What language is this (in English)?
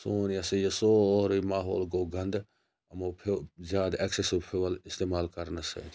Kashmiri